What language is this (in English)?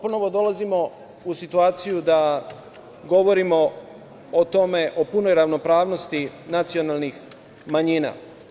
Serbian